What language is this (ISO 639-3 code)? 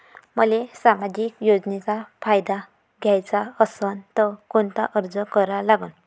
mar